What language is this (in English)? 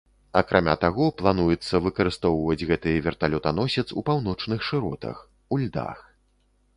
Belarusian